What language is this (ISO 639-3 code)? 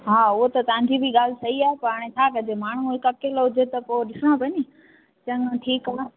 snd